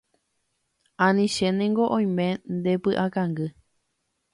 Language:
Guarani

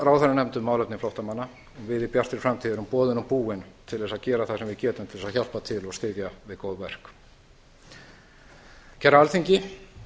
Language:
Icelandic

